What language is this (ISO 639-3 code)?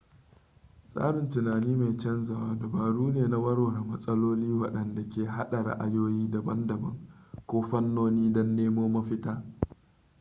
hau